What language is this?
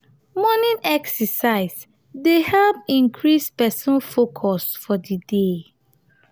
Nigerian Pidgin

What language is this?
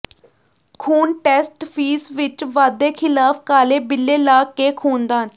Punjabi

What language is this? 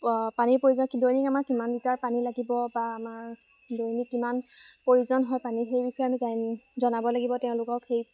Assamese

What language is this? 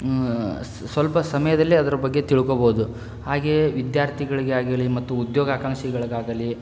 Kannada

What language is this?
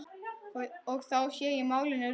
Icelandic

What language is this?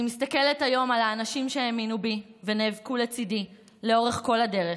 Hebrew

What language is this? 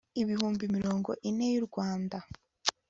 Kinyarwanda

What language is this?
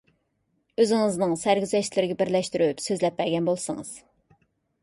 Uyghur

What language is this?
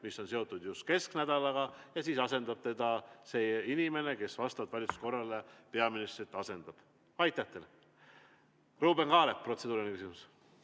Estonian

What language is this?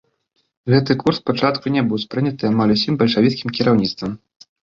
Belarusian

